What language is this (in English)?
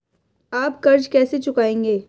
Hindi